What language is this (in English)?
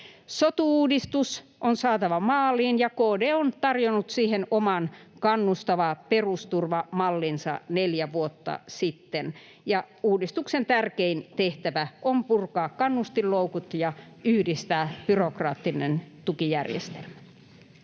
Finnish